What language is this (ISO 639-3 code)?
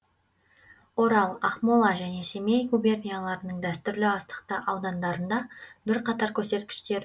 kaz